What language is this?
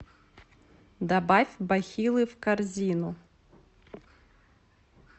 Russian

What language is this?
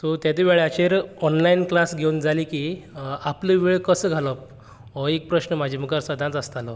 Konkani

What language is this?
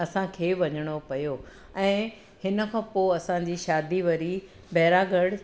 Sindhi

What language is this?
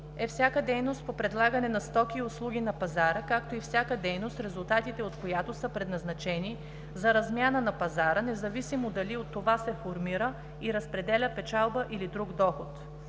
Bulgarian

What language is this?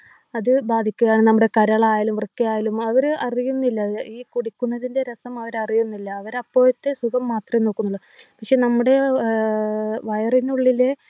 Malayalam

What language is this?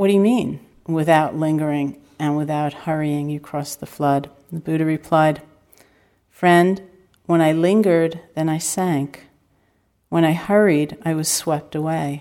English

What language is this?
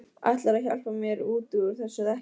Icelandic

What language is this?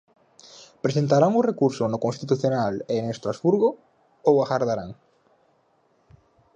Galician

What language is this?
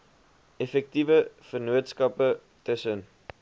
Afrikaans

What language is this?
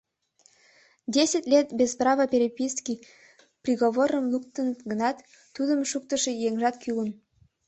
Mari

